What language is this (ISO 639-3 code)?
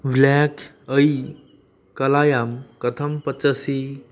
san